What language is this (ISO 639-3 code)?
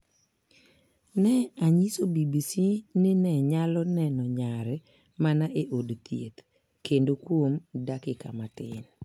luo